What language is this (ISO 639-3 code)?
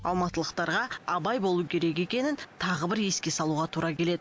kaz